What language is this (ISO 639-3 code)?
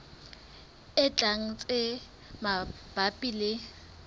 sot